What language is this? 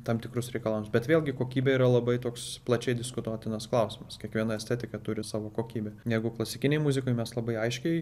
Lithuanian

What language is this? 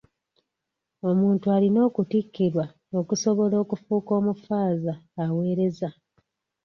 Ganda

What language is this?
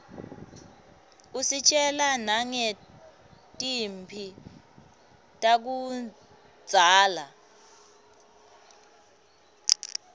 Swati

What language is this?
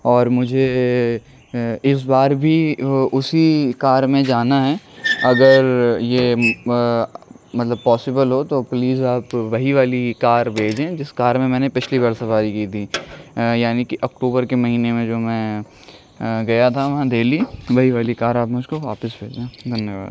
Urdu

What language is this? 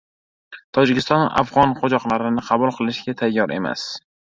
Uzbek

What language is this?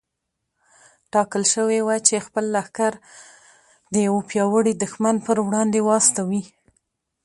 Pashto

